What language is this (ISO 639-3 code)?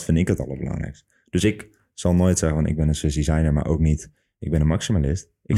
nld